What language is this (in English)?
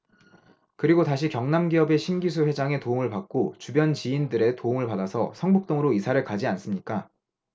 Korean